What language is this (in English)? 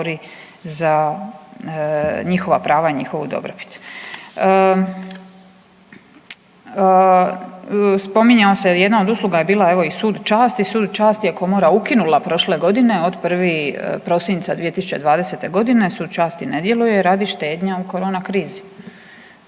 Croatian